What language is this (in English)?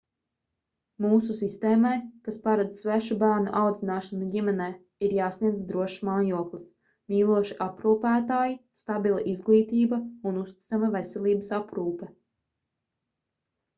Latvian